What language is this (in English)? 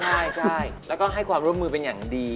Thai